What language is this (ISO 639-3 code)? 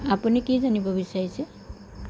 asm